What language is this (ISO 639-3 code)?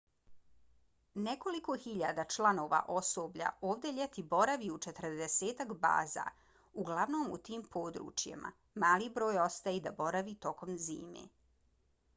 bos